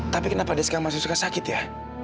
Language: Indonesian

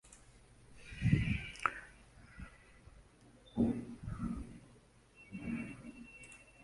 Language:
Swahili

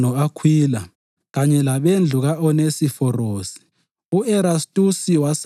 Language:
North Ndebele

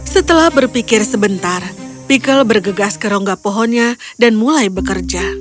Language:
Indonesian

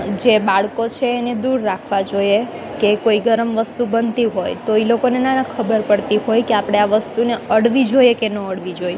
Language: Gujarati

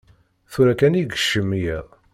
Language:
Kabyle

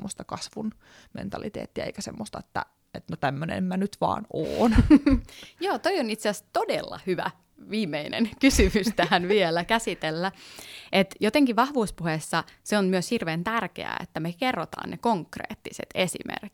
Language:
Finnish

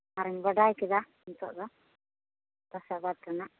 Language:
Santali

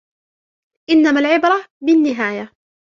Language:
Arabic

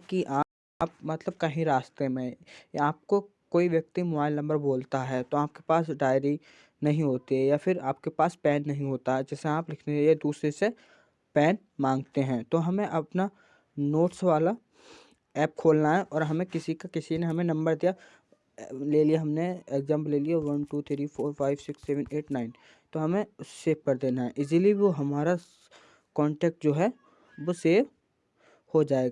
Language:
Hindi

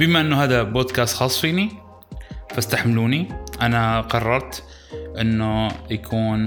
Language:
Arabic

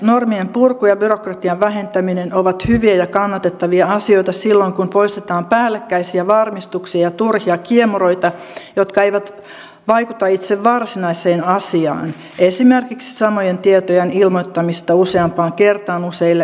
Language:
Finnish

